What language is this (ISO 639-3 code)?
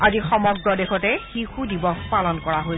asm